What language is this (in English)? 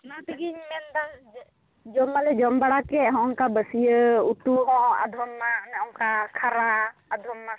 Santali